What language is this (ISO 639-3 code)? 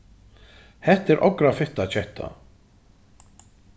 fao